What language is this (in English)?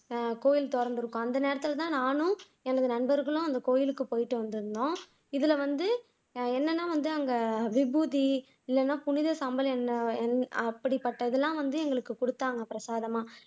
Tamil